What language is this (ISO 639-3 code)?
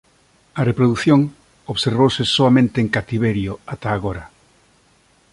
glg